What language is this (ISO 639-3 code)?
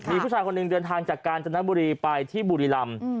tha